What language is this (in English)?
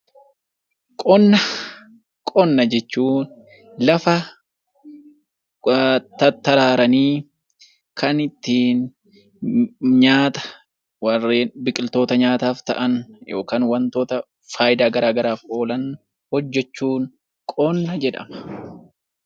Oromo